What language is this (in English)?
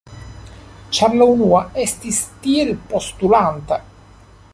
Esperanto